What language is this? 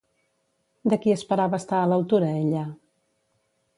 Catalan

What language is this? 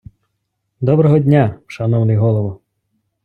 Ukrainian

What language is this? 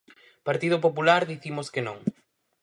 Galician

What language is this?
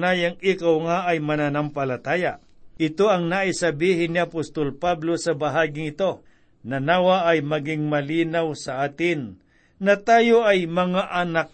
Filipino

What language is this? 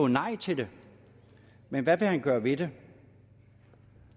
Danish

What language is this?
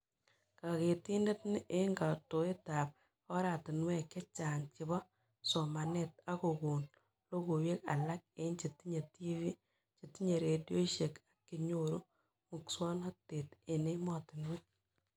Kalenjin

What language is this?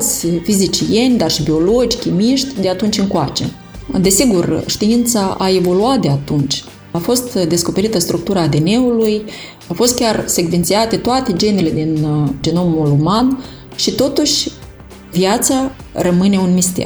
Romanian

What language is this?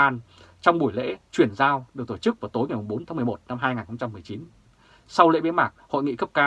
Vietnamese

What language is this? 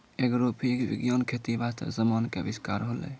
Maithili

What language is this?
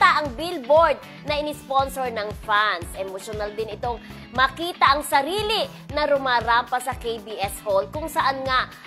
Filipino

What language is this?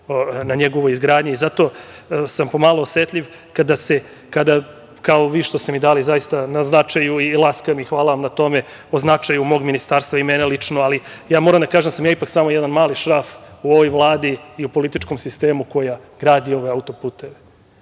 Serbian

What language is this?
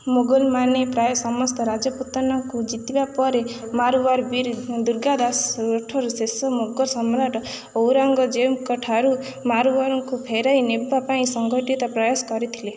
Odia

